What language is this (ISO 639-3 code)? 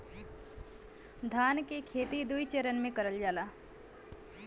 bho